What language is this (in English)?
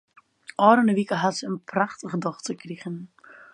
Western Frisian